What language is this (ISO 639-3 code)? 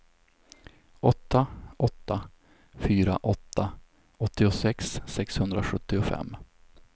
swe